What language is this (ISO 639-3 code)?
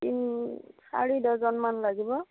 asm